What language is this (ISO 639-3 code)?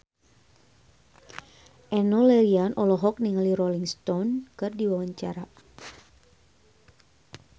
sun